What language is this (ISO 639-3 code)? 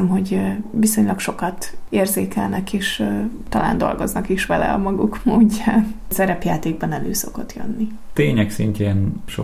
hun